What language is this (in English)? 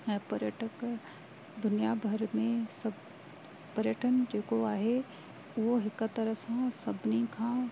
Sindhi